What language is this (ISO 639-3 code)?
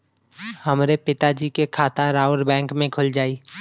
bho